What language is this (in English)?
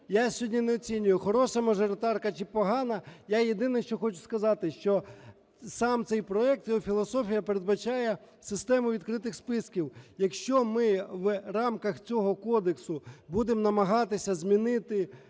Ukrainian